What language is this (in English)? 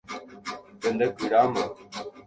Guarani